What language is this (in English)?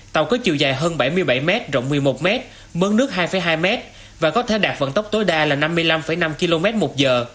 Vietnamese